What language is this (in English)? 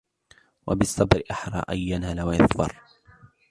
Arabic